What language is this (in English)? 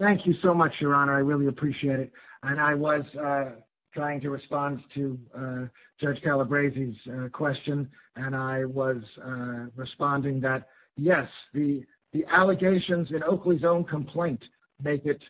English